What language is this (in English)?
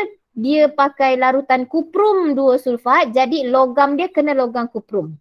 Malay